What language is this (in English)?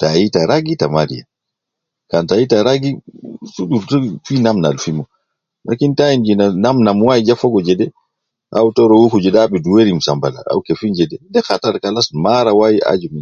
Nubi